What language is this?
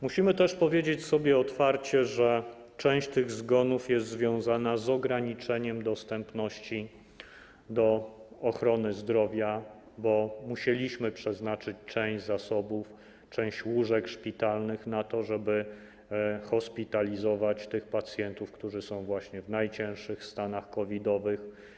Polish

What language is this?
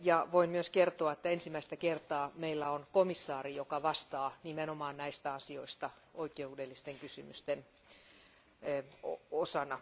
Finnish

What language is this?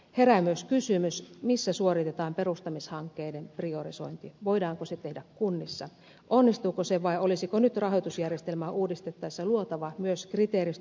Finnish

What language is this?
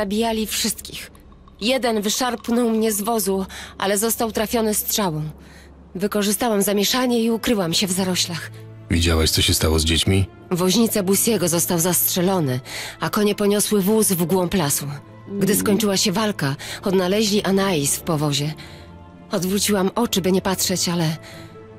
Polish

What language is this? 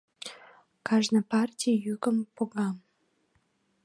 Mari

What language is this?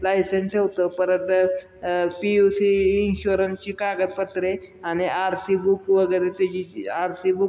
Marathi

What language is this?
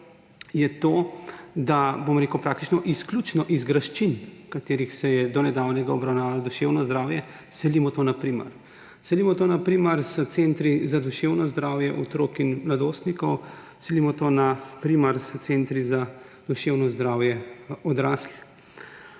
Slovenian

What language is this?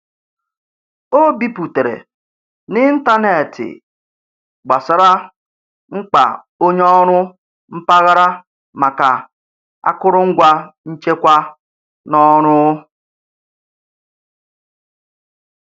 Igbo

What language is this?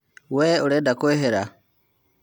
Kikuyu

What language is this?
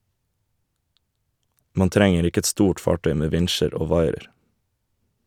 Norwegian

